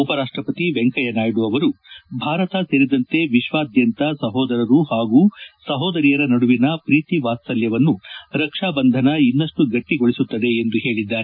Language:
Kannada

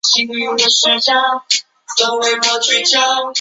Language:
Chinese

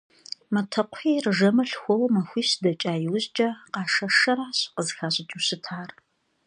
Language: Kabardian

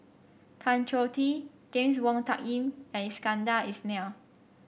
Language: English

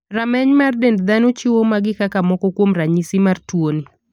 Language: Luo (Kenya and Tanzania)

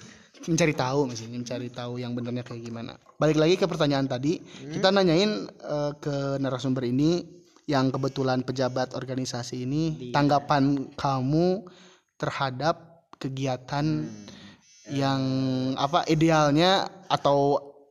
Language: Indonesian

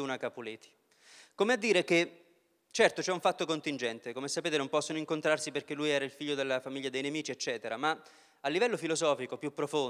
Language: Italian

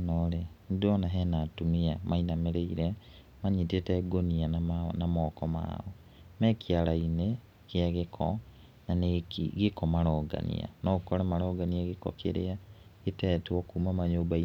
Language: Kikuyu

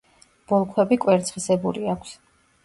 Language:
Georgian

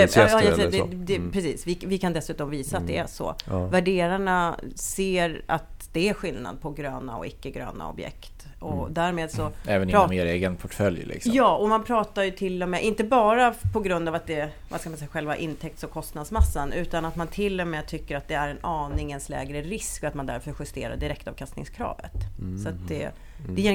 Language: Swedish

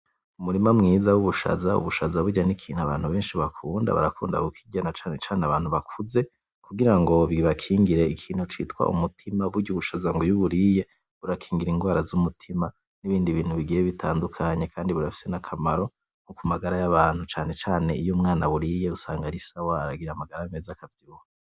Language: Rundi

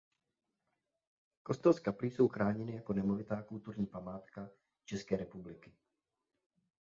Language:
Czech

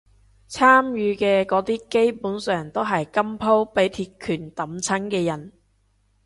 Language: Cantonese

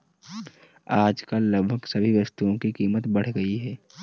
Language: Hindi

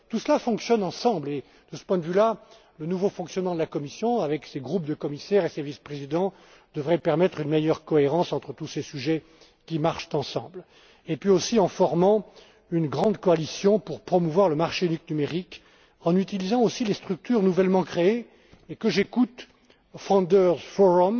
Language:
French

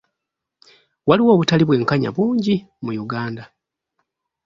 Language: Ganda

